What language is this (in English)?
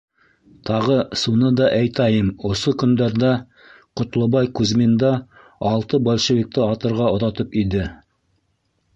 Bashkir